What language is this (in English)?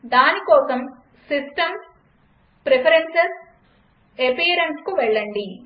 Telugu